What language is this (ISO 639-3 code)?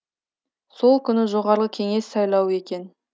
kaz